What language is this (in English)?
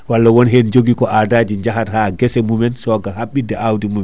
Fula